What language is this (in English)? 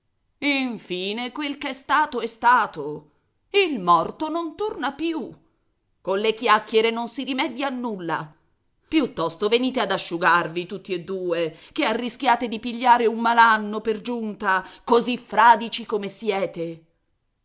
Italian